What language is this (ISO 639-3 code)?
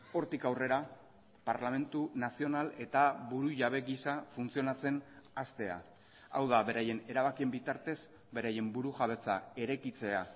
eus